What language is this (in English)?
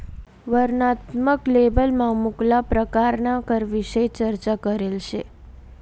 Marathi